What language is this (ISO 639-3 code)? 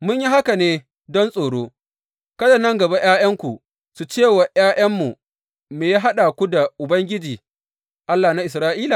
hau